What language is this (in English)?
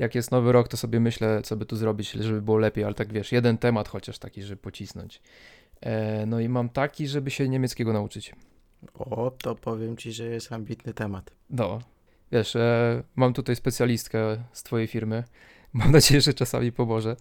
Polish